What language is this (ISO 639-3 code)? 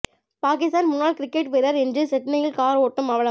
tam